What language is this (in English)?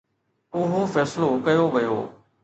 Sindhi